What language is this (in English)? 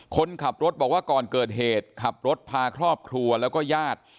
Thai